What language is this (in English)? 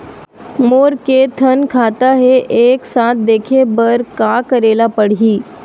Chhattisgarhi